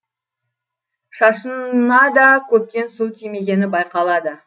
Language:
Kazakh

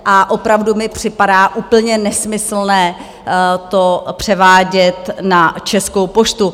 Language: Czech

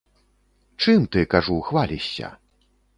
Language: Belarusian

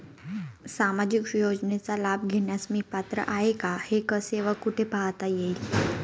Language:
Marathi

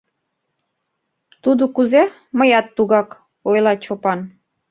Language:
Mari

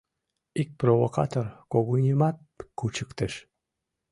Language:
Mari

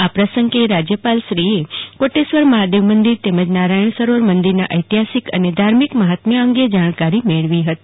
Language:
Gujarati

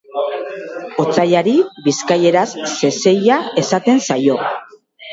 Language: Basque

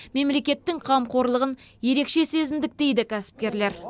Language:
Kazakh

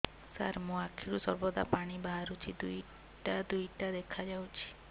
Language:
Odia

